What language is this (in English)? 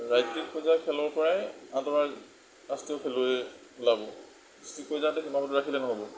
Assamese